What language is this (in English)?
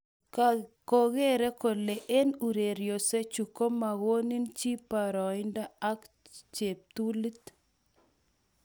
Kalenjin